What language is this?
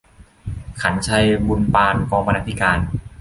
Thai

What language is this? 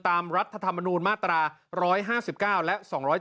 Thai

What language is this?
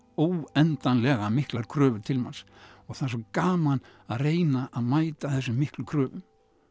Icelandic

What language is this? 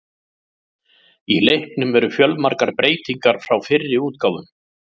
Icelandic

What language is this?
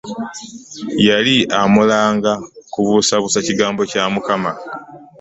Ganda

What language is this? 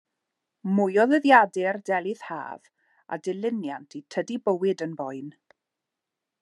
Welsh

